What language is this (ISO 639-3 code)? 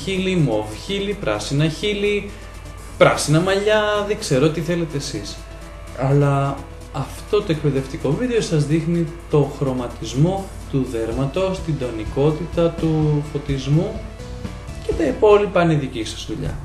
ell